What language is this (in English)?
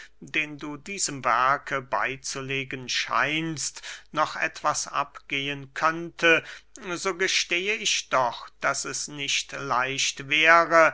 German